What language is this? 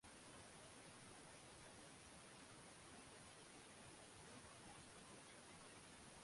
Swahili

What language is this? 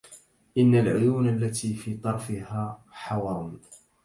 Arabic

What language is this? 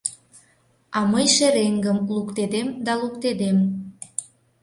Mari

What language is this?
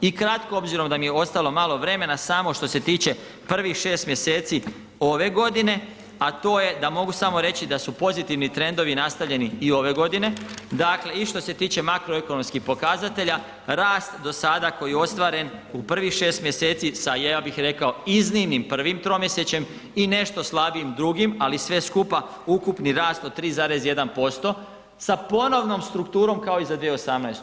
Croatian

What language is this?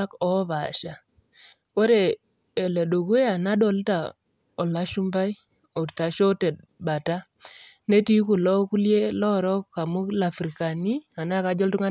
Masai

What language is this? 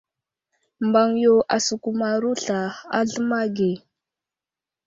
Wuzlam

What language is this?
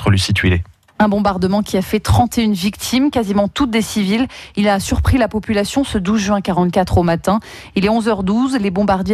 French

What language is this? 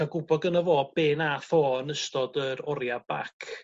Welsh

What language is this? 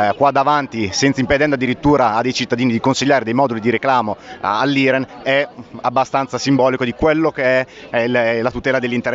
Italian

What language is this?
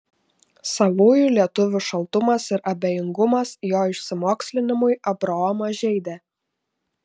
Lithuanian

